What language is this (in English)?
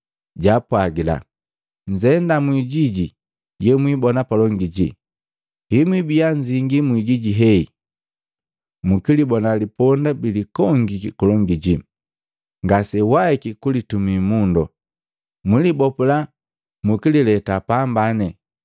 Matengo